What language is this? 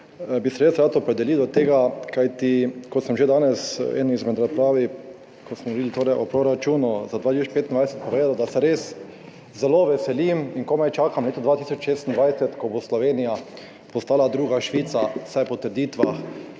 Slovenian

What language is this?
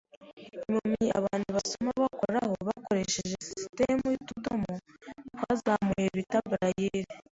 Kinyarwanda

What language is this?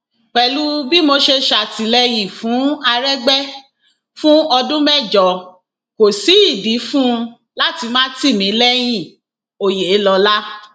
Yoruba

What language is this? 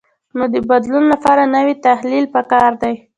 Pashto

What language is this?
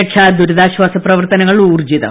Malayalam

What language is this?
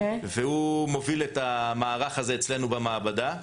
Hebrew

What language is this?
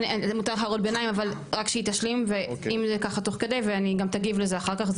Hebrew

